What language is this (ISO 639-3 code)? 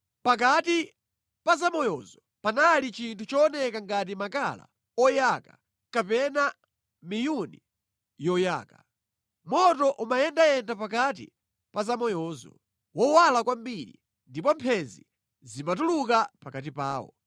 nya